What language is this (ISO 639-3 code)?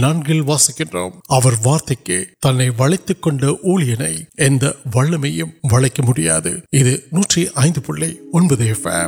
urd